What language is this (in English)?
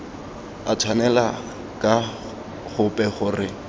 Tswana